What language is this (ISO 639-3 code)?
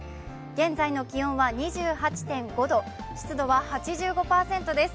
jpn